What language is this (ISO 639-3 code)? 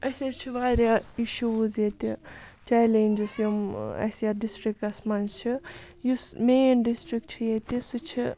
kas